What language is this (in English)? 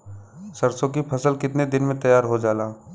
Bhojpuri